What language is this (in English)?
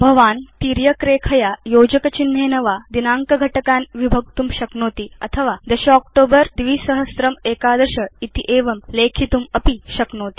Sanskrit